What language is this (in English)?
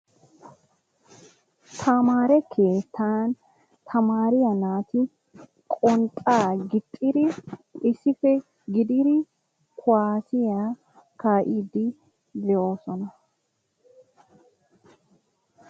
Wolaytta